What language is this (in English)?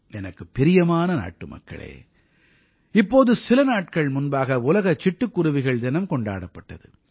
Tamil